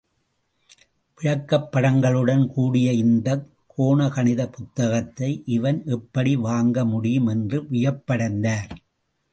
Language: Tamil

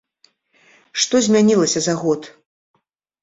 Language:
Belarusian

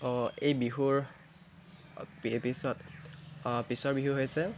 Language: Assamese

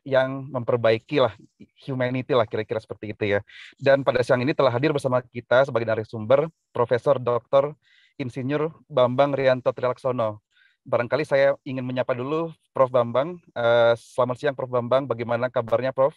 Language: Indonesian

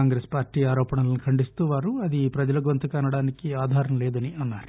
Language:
Telugu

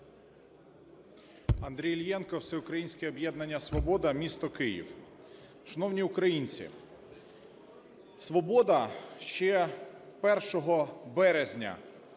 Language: Ukrainian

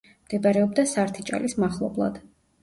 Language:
Georgian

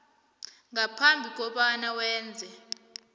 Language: South Ndebele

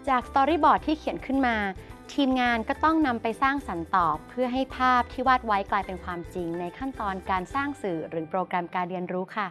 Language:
Thai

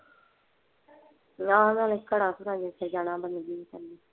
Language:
Punjabi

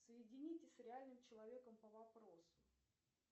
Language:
Russian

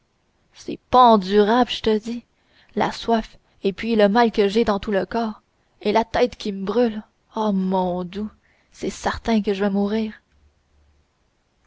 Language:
French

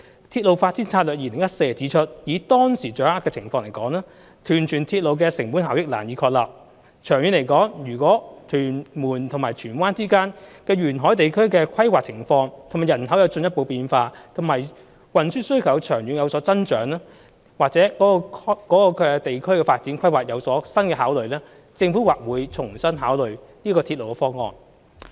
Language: Cantonese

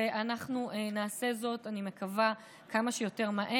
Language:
Hebrew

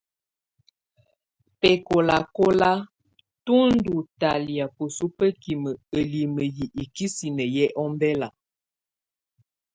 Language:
Tunen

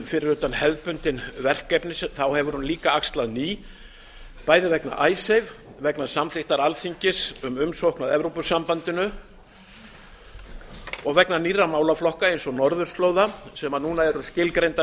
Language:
Icelandic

